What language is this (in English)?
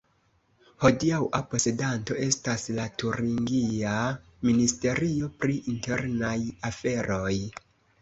Esperanto